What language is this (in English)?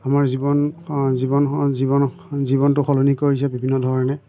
Assamese